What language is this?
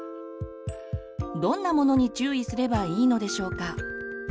Japanese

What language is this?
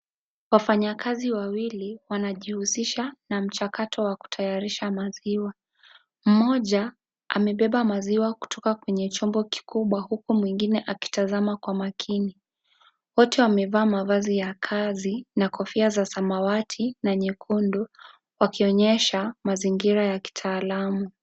Swahili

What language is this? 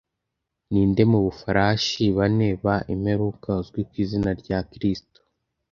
Kinyarwanda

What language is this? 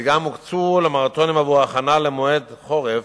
Hebrew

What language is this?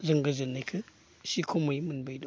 Bodo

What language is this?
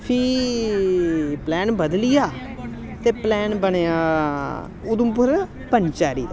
Dogri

